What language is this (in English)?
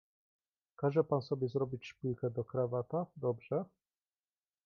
Polish